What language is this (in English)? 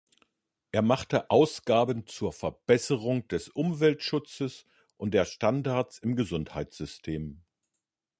German